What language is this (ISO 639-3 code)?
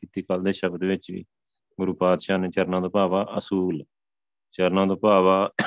pan